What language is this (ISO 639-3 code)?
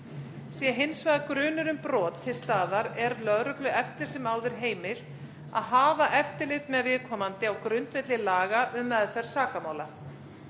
isl